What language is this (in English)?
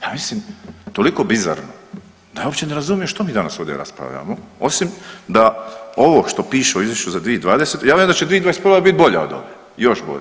Croatian